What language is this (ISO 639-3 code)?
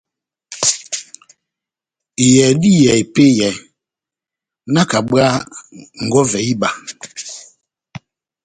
bnm